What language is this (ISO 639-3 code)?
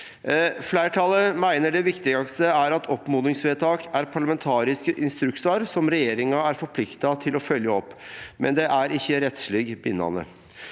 nor